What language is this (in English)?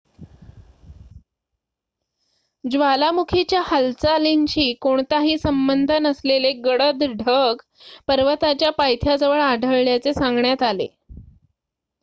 Marathi